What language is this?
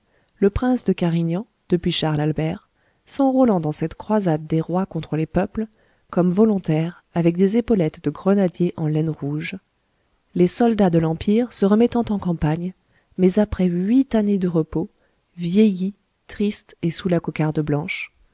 French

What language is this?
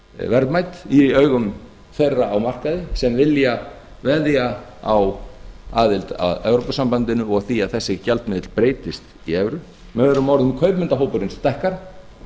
Icelandic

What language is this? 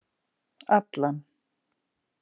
Icelandic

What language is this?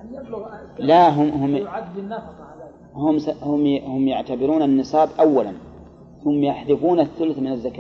Arabic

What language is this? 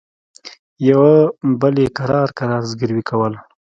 Pashto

